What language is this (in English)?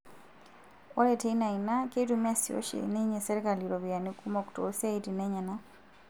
Masai